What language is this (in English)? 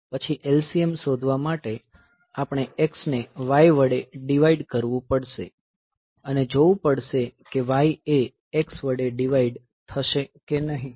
Gujarati